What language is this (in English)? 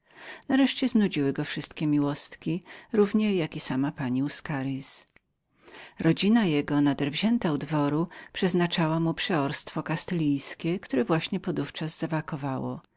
Polish